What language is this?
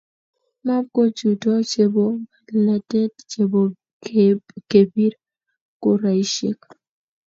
Kalenjin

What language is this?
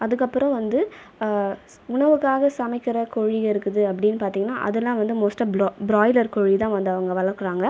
Tamil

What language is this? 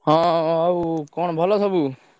Odia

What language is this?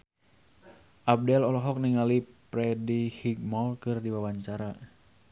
Sundanese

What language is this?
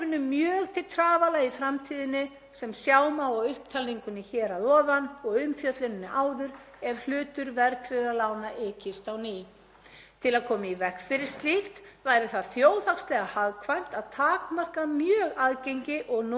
Icelandic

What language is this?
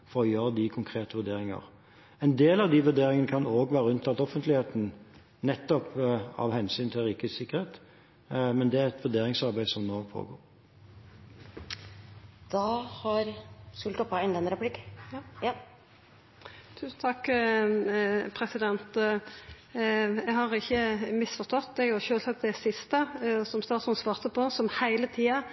Norwegian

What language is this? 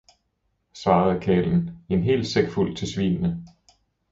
Danish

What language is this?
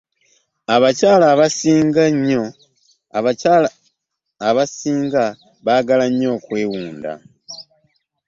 Ganda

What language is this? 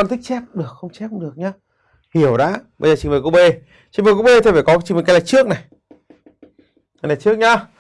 Vietnamese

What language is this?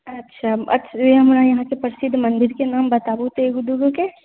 Maithili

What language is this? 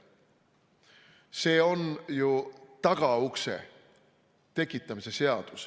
Estonian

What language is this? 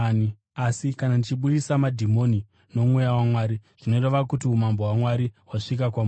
Shona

